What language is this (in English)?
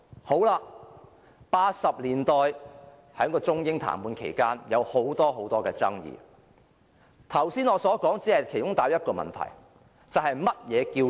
Cantonese